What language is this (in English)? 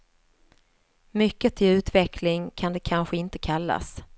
Swedish